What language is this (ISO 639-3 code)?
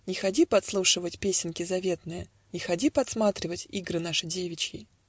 rus